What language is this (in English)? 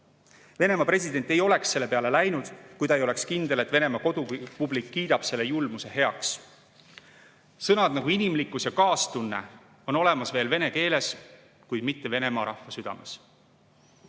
Estonian